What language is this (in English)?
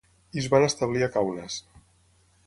Catalan